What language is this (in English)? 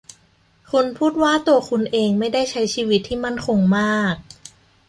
Thai